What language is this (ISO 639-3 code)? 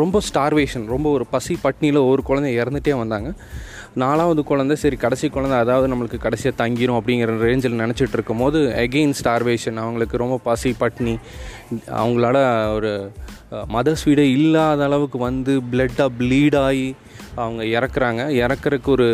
tam